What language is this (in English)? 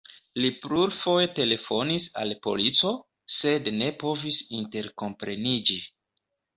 Esperanto